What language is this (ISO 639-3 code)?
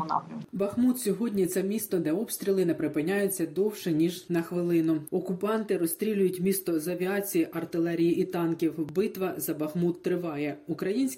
ukr